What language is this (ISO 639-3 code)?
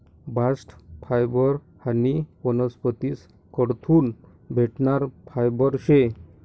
mar